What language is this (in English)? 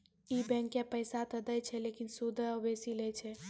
Maithili